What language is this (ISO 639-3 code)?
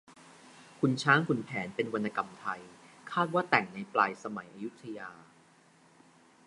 tha